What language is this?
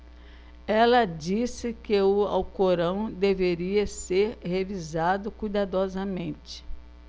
Portuguese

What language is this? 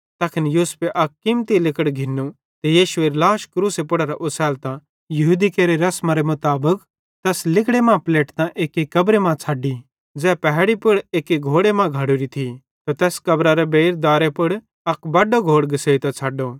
Bhadrawahi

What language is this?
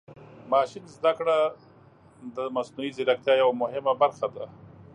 Pashto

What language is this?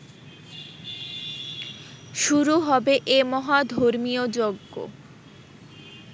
Bangla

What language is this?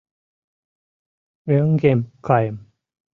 Mari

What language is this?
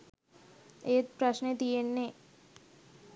Sinhala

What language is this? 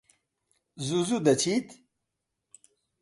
Central Kurdish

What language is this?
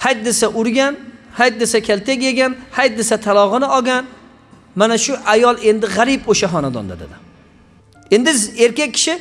Turkish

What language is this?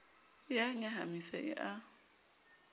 Southern Sotho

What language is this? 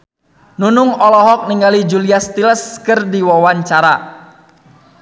Sundanese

